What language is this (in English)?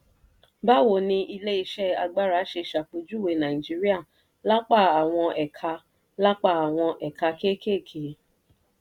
Yoruba